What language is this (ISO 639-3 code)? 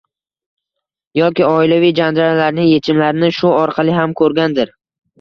uzb